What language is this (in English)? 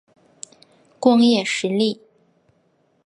Chinese